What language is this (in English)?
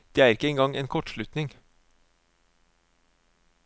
Norwegian